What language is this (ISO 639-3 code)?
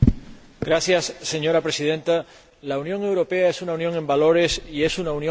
spa